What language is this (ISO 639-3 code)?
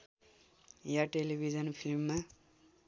nep